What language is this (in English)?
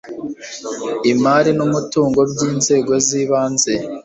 Kinyarwanda